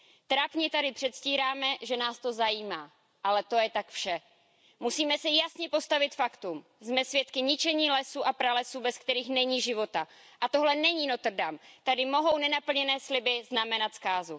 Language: Czech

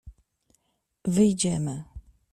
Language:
Polish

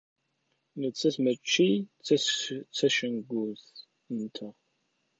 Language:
Kabyle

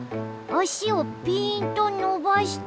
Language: Japanese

